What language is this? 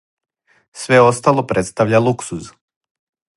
Serbian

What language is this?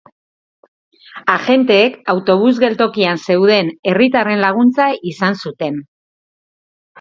Basque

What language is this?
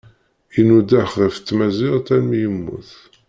Kabyle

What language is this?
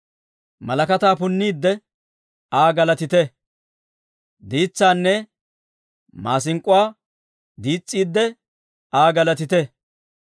Dawro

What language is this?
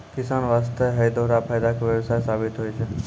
Maithili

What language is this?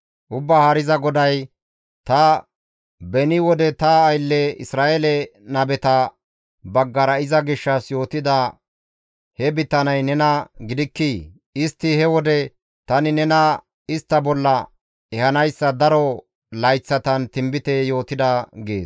Gamo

